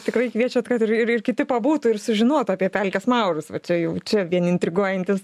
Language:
Lithuanian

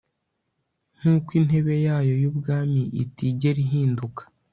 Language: Kinyarwanda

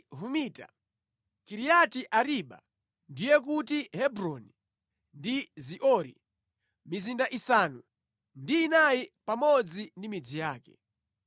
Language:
Nyanja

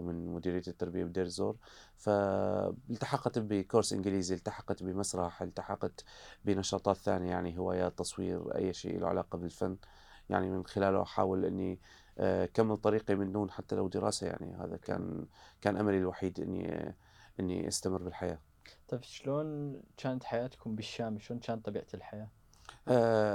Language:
Arabic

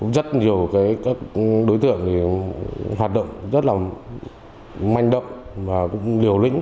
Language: Vietnamese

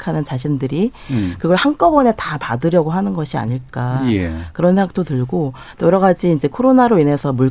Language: Korean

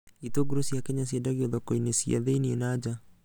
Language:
Kikuyu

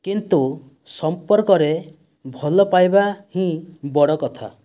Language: Odia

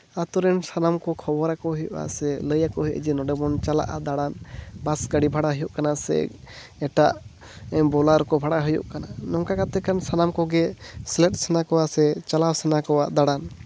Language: Santali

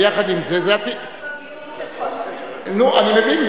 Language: Hebrew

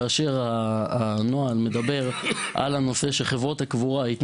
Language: Hebrew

